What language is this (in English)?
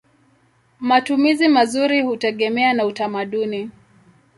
Swahili